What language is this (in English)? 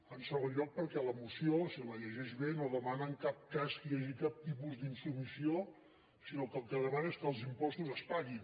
Catalan